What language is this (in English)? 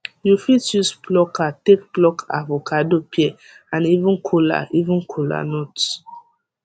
Nigerian Pidgin